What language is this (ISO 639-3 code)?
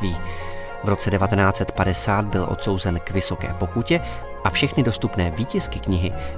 ces